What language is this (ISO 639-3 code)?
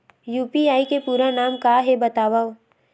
hne